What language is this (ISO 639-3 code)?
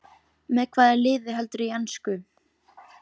isl